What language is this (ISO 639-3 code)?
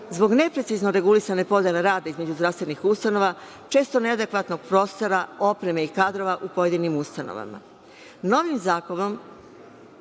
srp